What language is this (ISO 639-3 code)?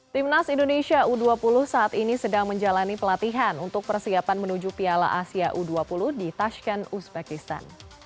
ind